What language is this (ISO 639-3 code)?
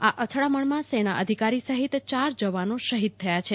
guj